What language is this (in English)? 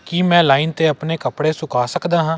Punjabi